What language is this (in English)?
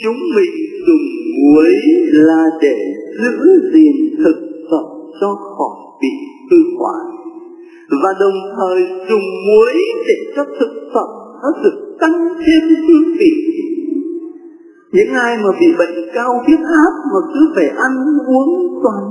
Vietnamese